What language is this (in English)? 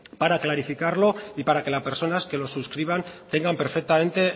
Spanish